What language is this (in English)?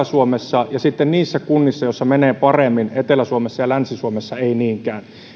Finnish